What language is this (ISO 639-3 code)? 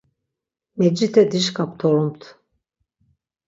lzz